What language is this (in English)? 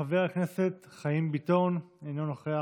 Hebrew